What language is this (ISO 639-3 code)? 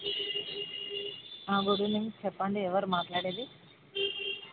tel